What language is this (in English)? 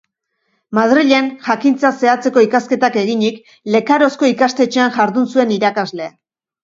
Basque